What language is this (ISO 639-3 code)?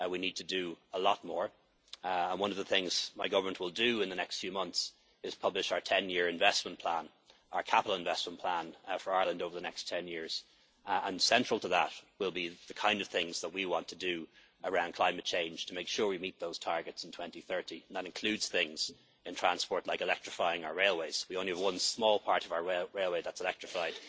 eng